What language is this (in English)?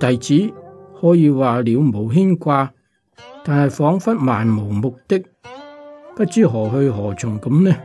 Chinese